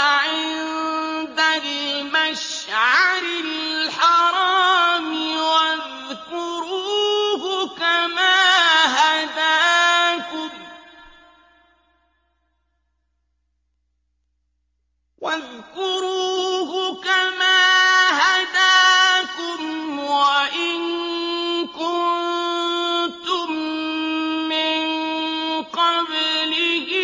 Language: Arabic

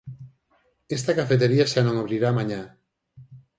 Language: Galician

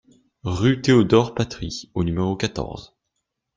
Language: French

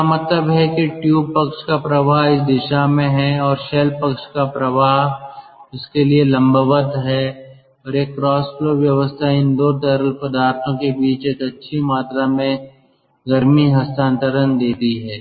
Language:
Hindi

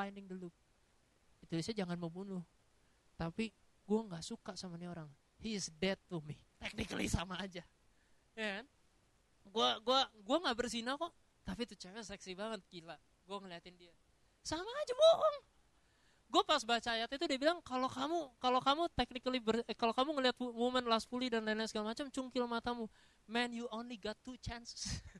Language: Indonesian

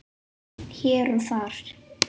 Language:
Icelandic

